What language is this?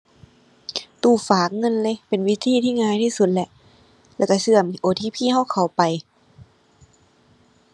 Thai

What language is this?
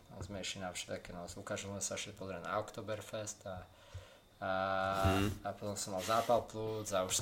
Slovak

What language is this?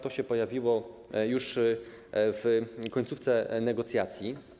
Polish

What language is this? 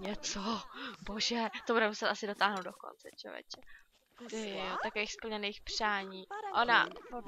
Czech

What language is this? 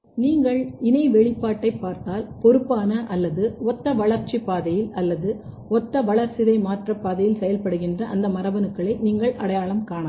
Tamil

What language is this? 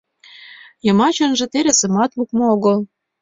Mari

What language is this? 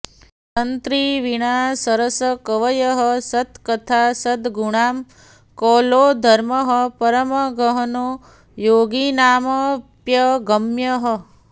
Sanskrit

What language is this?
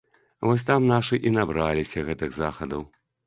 Belarusian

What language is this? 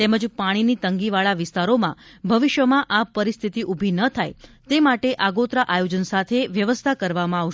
Gujarati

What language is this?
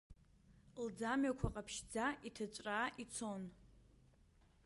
Abkhazian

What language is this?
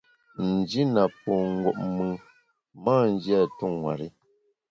Bamun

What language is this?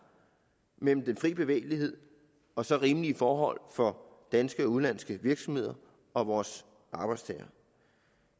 Danish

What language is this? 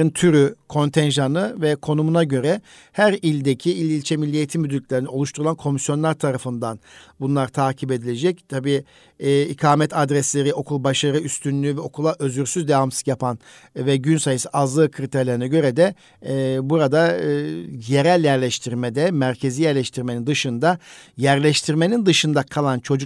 Turkish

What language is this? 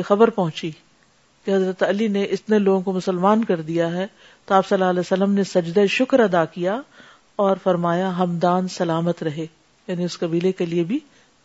Urdu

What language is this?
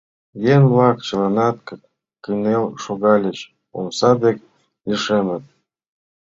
Mari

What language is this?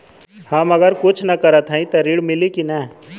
Bhojpuri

